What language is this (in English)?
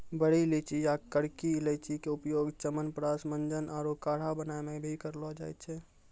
Maithili